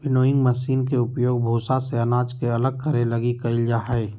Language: Magahi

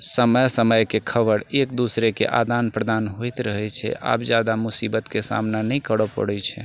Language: Maithili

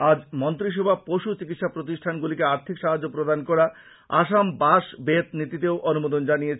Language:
Bangla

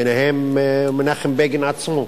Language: Hebrew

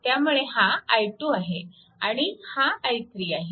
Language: Marathi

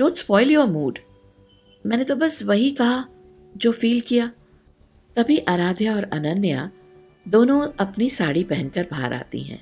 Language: Hindi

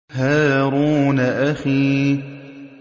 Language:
Arabic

